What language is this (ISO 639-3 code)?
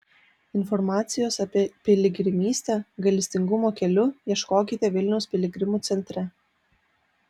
lit